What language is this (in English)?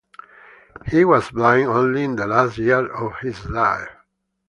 English